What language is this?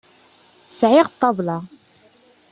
Kabyle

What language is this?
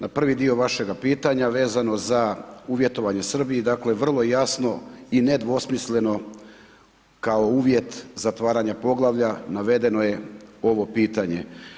Croatian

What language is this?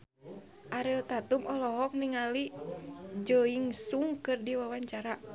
Sundanese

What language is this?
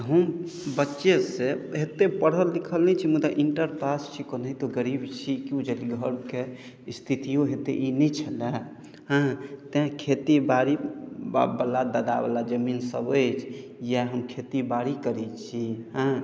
Maithili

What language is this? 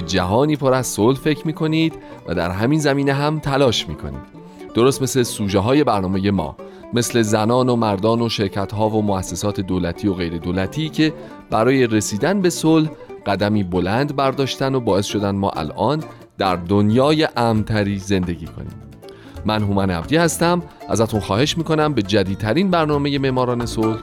Persian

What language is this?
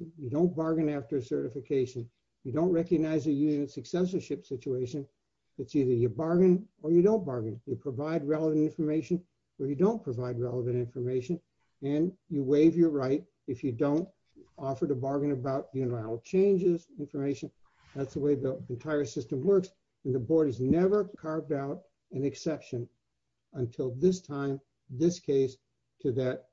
English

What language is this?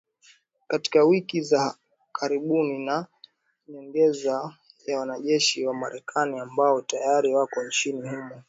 Swahili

